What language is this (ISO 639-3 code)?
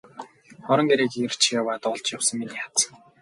mon